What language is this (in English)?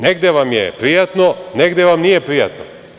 Serbian